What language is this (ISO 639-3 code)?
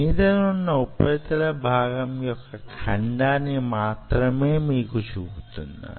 tel